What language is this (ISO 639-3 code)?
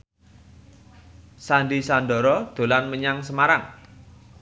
jav